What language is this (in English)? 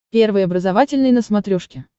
Russian